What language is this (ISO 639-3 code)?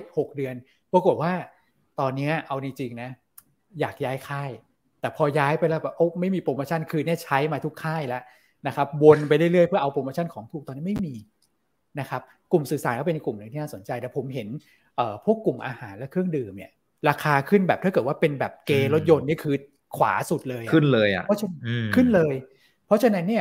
tha